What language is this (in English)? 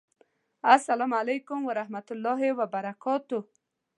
Pashto